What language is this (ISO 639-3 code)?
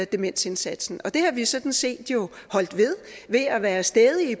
dan